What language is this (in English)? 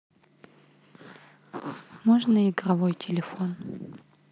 Russian